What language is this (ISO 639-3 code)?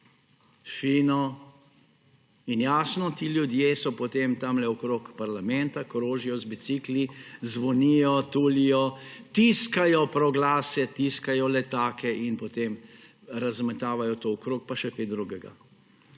slv